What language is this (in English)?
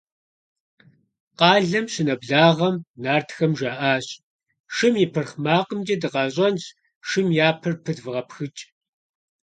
Kabardian